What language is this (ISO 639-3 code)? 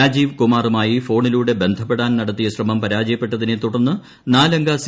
mal